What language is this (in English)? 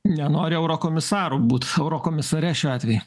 Lithuanian